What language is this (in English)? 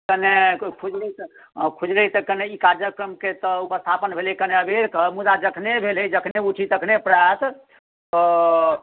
Maithili